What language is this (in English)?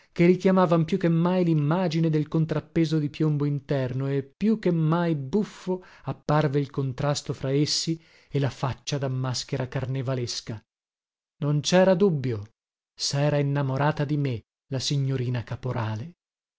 Italian